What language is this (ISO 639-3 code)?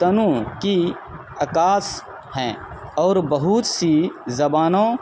urd